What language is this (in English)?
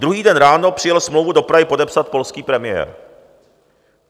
Czech